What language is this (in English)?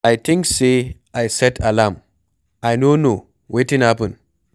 Nigerian Pidgin